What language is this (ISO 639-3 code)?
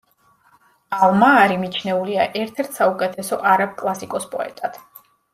kat